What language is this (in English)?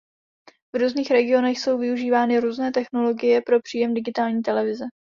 Czech